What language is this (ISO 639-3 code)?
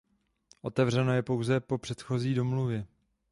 ces